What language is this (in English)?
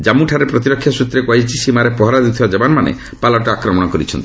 Odia